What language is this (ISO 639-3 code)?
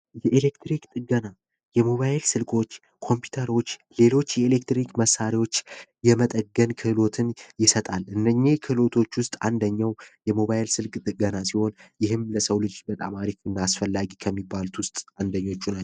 amh